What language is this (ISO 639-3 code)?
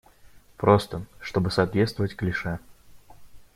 rus